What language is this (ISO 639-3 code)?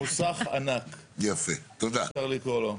heb